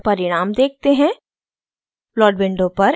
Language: Hindi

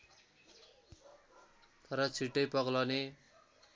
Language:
Nepali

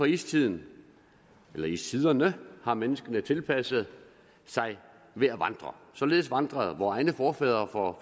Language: Danish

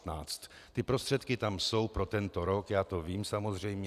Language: Czech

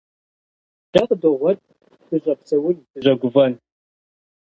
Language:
Kabardian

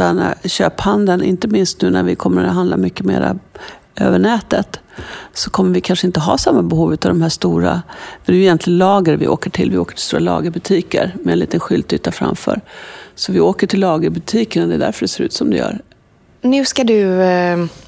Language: Swedish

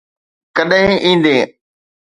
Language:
Sindhi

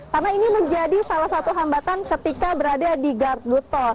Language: Indonesian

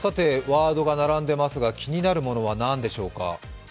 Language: Japanese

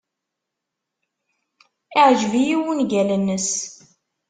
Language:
Kabyle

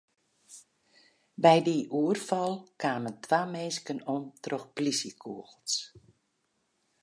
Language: Western Frisian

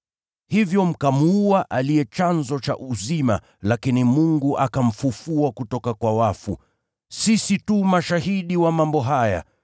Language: Swahili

